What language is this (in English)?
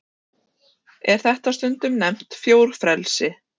Icelandic